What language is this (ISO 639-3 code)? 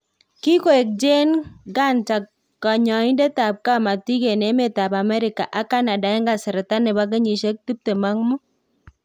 kln